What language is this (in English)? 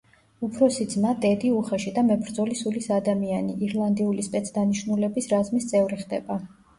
Georgian